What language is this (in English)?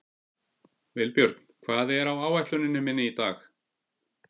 Icelandic